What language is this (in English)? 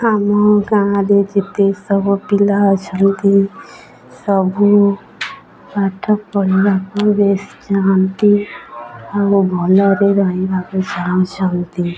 Odia